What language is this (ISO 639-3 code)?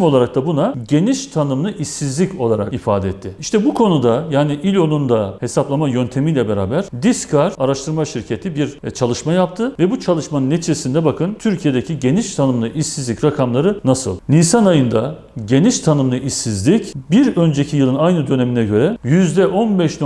tur